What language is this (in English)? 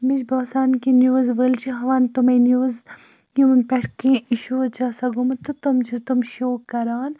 Kashmiri